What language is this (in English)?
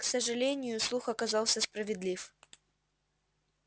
Russian